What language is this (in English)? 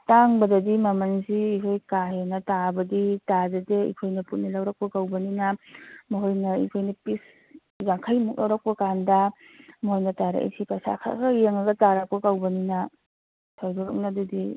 Manipuri